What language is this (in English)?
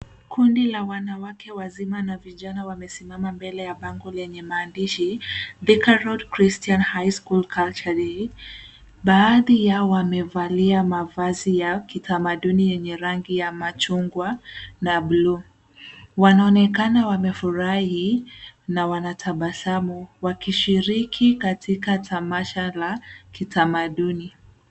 Swahili